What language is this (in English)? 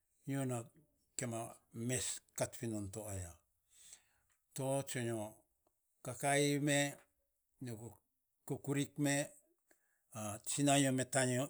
Saposa